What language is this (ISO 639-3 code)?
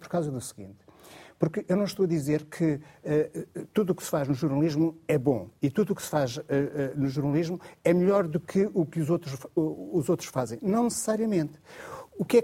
por